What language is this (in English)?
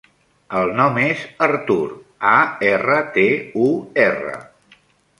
Catalan